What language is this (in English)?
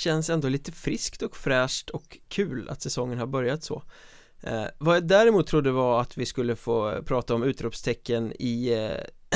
Swedish